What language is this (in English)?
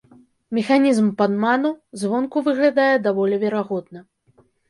Belarusian